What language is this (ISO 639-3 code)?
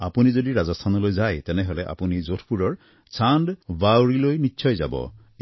asm